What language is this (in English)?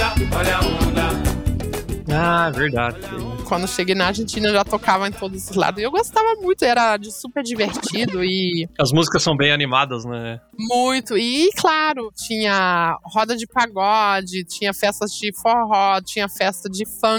Portuguese